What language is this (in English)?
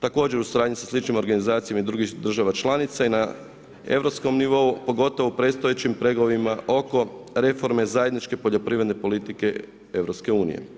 Croatian